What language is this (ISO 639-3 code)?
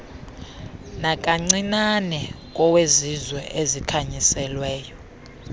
xho